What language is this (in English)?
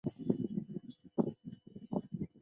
Chinese